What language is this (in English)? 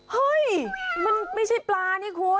Thai